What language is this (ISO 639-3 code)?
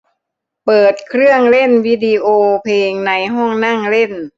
tha